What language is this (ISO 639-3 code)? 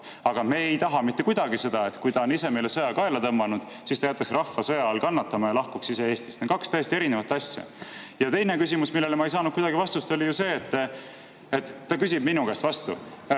est